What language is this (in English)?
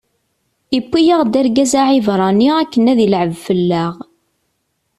Kabyle